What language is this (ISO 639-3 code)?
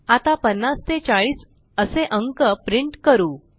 mar